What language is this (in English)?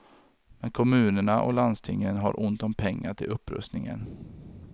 Swedish